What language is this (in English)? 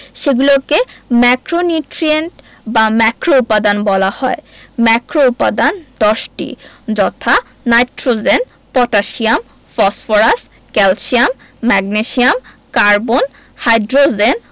Bangla